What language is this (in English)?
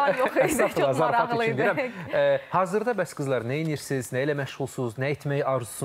Turkish